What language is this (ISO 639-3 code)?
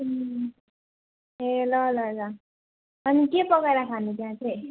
nep